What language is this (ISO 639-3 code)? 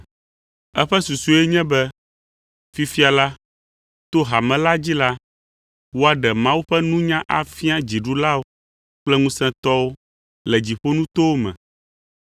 ewe